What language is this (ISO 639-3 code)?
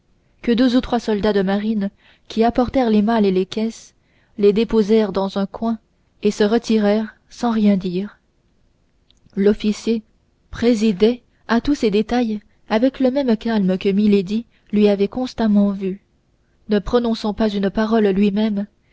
fra